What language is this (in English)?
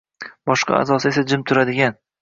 Uzbek